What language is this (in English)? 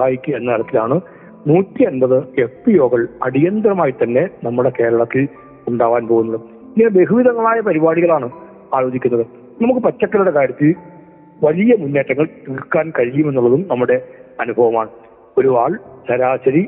Malayalam